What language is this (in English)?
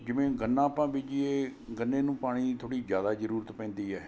Punjabi